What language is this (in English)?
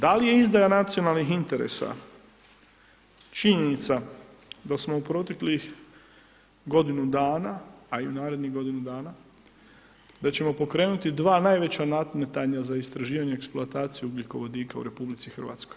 Croatian